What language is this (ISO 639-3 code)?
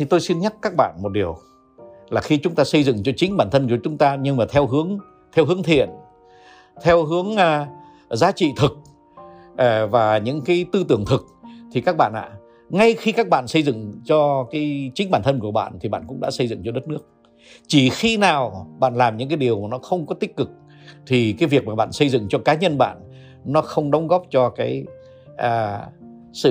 vie